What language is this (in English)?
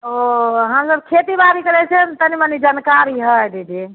Maithili